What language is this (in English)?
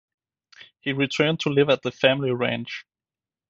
English